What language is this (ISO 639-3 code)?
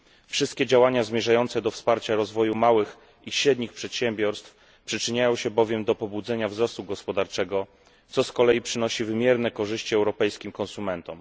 pol